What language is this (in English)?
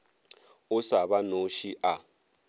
Northern Sotho